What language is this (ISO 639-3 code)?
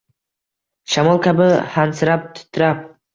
uzb